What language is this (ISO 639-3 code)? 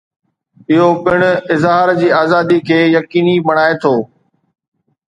snd